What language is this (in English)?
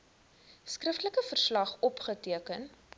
Afrikaans